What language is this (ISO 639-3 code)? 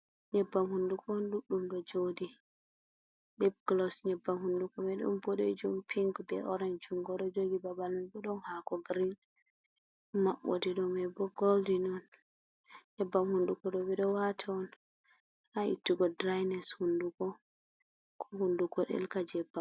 ful